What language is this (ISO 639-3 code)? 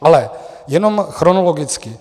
ces